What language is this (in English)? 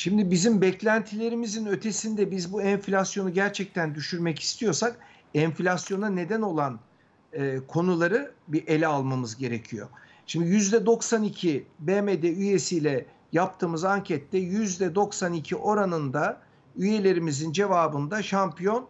Turkish